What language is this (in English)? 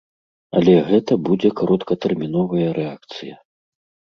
Belarusian